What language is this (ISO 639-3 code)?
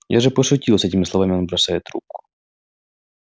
rus